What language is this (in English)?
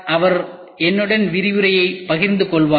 Tamil